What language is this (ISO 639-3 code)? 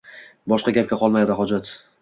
uzb